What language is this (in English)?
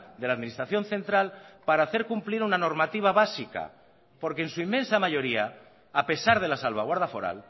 Spanish